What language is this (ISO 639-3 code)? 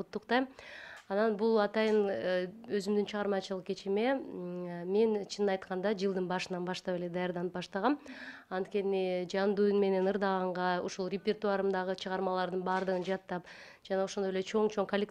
tur